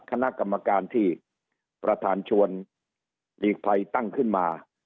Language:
Thai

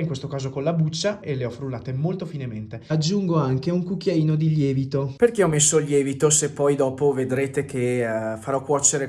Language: Italian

